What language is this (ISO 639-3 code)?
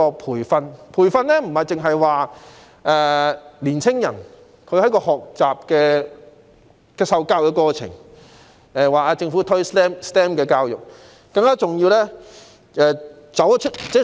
yue